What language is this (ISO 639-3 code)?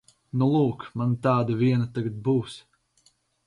lav